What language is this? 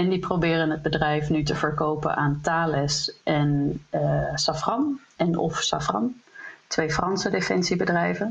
Dutch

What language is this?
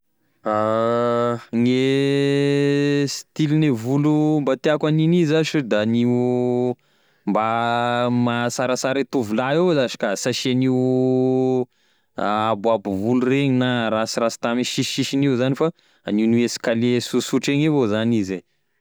Tesaka Malagasy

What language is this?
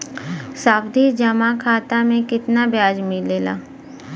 Bhojpuri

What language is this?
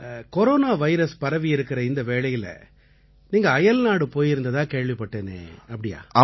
Tamil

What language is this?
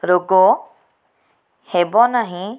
Odia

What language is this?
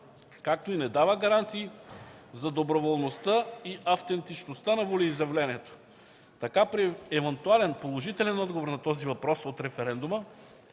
Bulgarian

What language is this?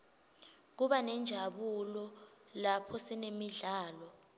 Swati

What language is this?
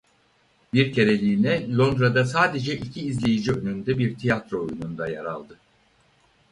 Turkish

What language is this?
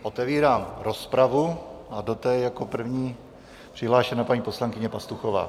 Czech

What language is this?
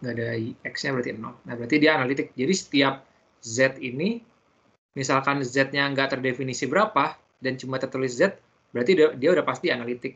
Indonesian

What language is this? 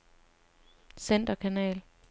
Danish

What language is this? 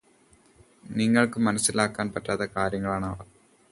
Malayalam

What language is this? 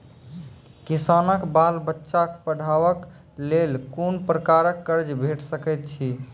Maithili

